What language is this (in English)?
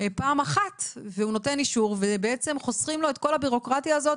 Hebrew